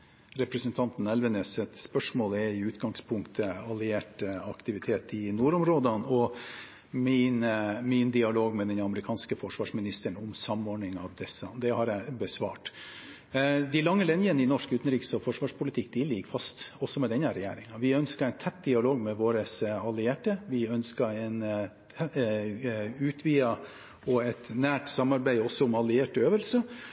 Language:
Norwegian Bokmål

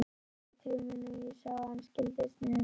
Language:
Icelandic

